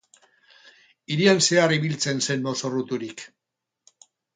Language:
Basque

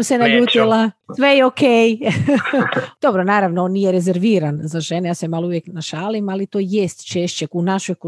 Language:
Croatian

